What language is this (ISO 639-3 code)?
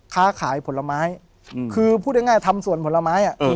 tha